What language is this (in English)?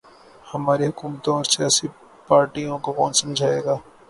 Urdu